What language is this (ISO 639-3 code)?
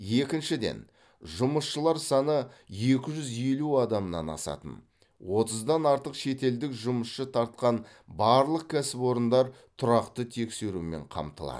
kaz